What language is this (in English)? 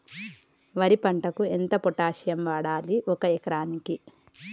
Telugu